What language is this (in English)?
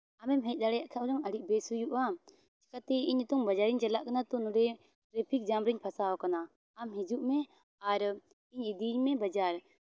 Santali